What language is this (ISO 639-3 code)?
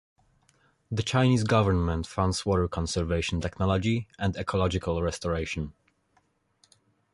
eng